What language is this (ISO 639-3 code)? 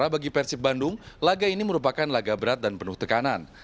ind